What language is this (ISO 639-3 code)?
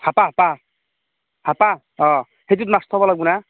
asm